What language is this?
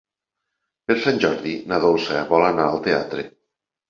Catalan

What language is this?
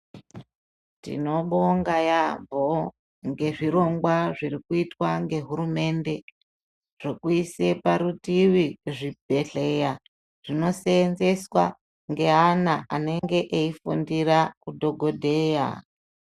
Ndau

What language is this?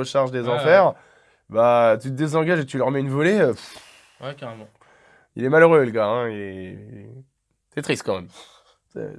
French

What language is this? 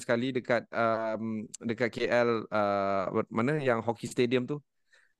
Malay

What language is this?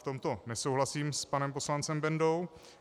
Czech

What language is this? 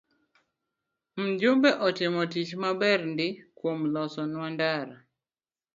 Luo (Kenya and Tanzania)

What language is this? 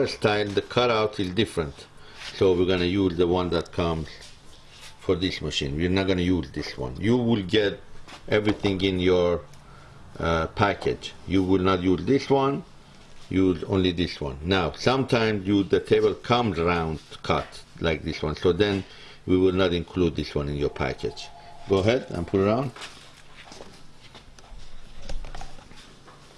English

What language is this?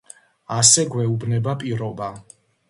Georgian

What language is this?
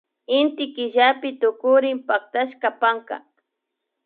Imbabura Highland Quichua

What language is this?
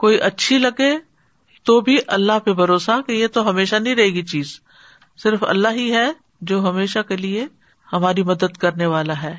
Urdu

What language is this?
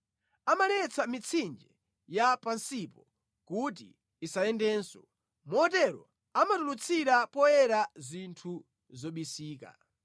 Nyanja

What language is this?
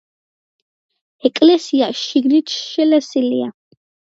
Georgian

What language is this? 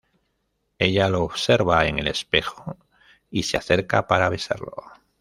Spanish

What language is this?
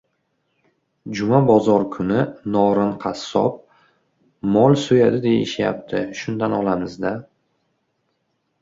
Uzbek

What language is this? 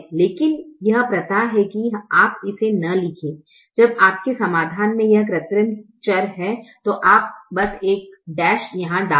Hindi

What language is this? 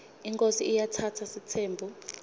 Swati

